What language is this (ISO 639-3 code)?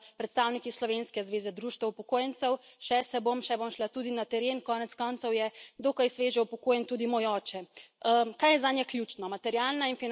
slv